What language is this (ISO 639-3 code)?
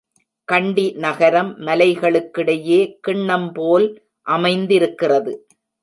tam